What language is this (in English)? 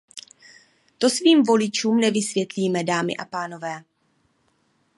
Czech